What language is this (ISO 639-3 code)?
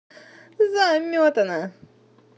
rus